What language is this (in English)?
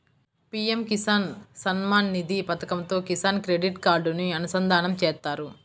Telugu